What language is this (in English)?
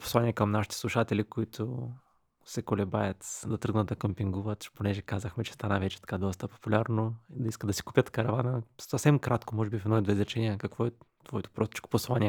Bulgarian